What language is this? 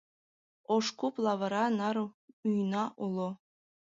Mari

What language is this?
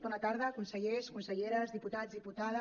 Catalan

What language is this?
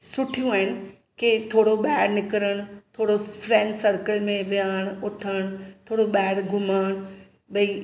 Sindhi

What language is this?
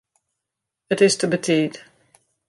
Western Frisian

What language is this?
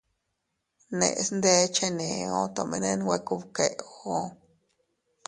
Teutila Cuicatec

